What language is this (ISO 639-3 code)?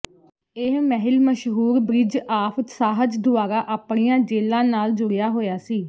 pan